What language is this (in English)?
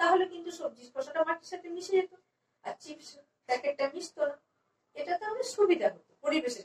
Turkish